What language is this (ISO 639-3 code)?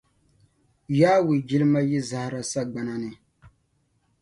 dag